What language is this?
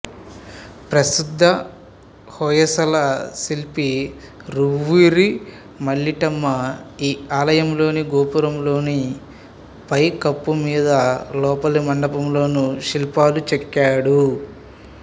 Telugu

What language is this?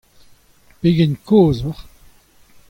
Breton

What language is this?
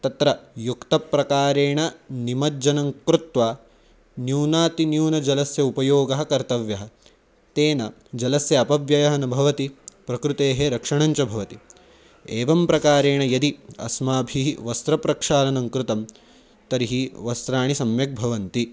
Sanskrit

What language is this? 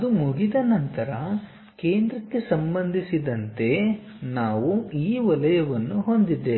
Kannada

